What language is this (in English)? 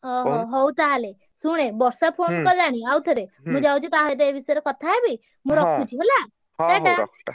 Odia